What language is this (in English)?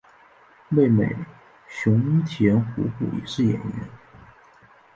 Chinese